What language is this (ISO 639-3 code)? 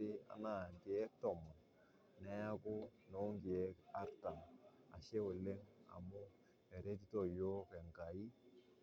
mas